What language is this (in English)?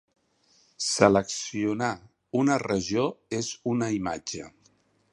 Catalan